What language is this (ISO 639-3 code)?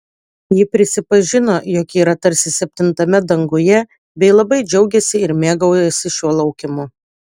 lit